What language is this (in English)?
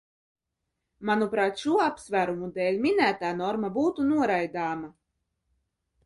Latvian